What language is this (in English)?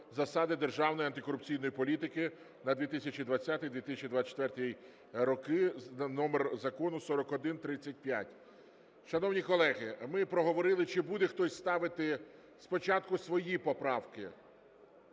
Ukrainian